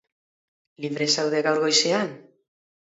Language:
Basque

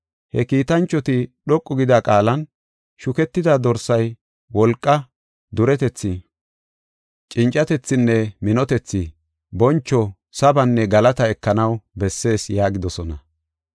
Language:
Gofa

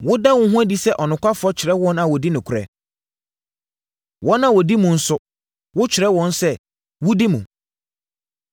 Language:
Akan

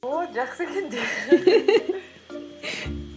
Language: Kazakh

